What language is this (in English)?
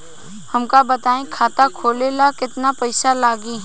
Bhojpuri